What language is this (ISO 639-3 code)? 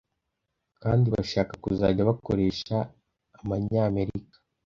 kin